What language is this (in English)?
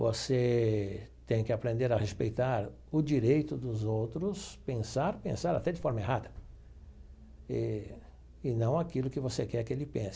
Portuguese